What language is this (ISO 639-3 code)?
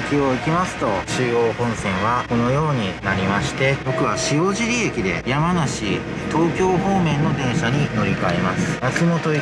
jpn